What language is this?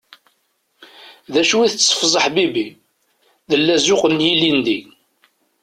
Kabyle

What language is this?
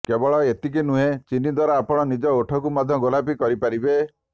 Odia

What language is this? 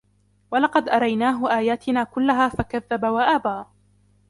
Arabic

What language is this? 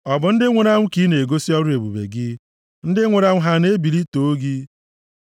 Igbo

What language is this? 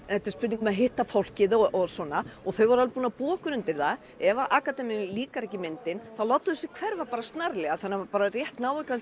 Icelandic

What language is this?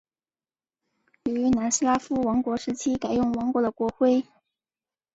Chinese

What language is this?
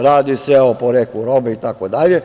Serbian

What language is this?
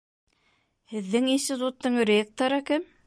Bashkir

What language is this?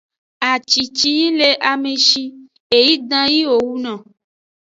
Aja (Benin)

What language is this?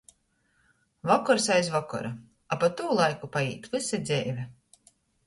Latgalian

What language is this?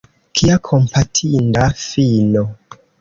Esperanto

